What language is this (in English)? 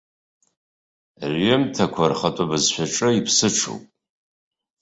Abkhazian